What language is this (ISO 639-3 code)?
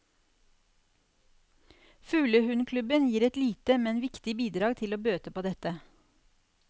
nor